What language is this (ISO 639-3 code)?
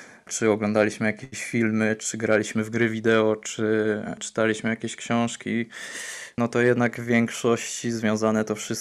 pol